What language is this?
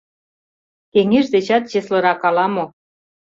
Mari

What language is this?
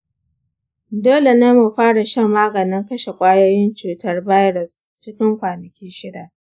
Hausa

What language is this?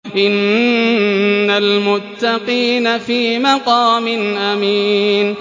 Arabic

